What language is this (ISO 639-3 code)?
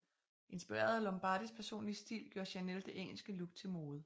dan